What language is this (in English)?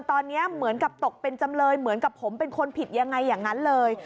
Thai